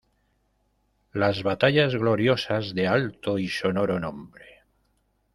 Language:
Spanish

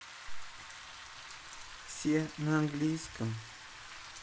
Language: Russian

